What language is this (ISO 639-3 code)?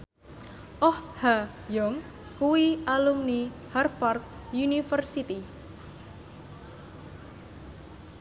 jav